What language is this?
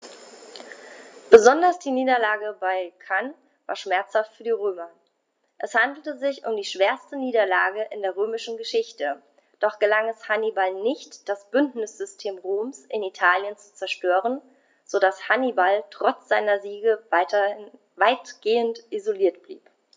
German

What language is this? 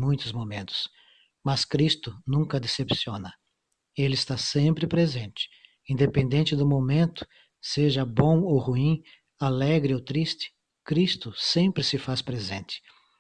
Portuguese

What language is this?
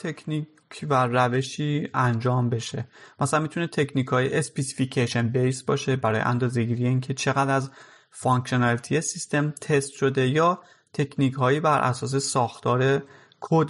Persian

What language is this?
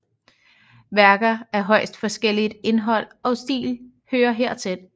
Danish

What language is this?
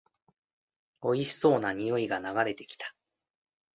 Japanese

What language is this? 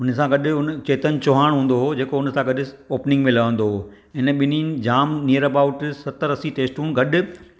Sindhi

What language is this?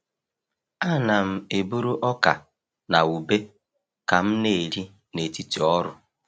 Igbo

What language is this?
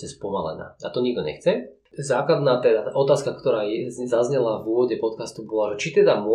Slovak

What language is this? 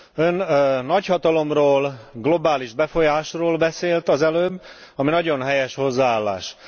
Hungarian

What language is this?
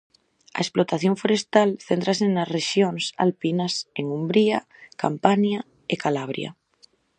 Galician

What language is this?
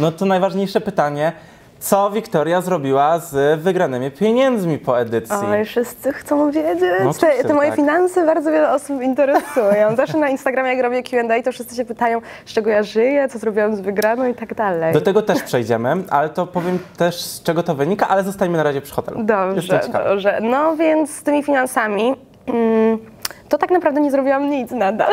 Polish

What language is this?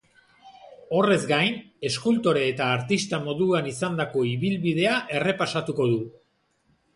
Basque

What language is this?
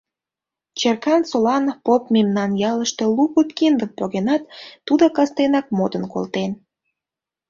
Mari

